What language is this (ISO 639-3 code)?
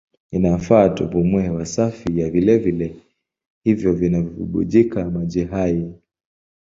swa